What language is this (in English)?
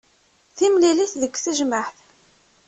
Kabyle